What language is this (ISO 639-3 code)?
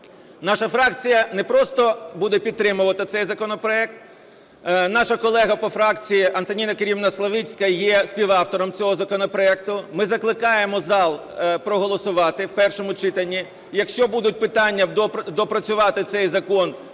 ukr